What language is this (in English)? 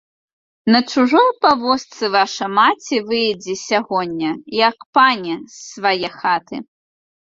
Belarusian